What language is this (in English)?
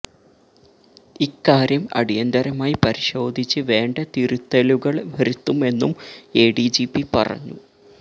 Malayalam